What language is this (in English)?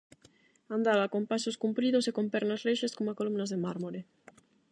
Galician